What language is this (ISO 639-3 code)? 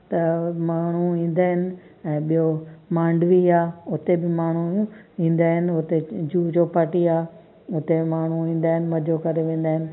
snd